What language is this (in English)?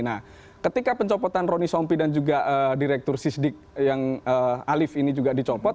Indonesian